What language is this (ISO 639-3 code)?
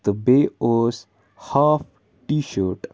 kas